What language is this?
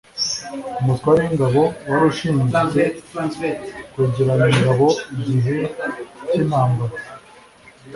Kinyarwanda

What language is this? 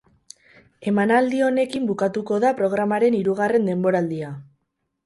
Basque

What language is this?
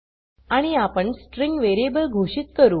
Marathi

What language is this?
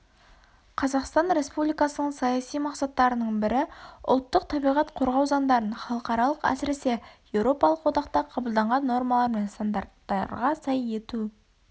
Kazakh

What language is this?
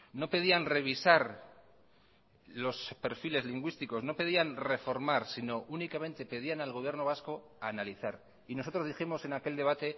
Spanish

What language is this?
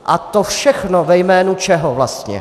Czech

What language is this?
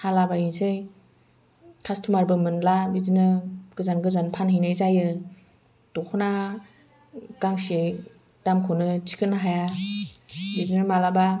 Bodo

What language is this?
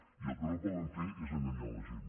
Catalan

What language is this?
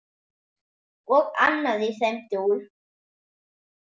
Icelandic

